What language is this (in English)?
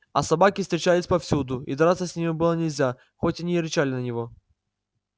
Russian